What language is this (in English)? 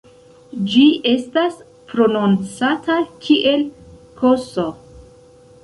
Esperanto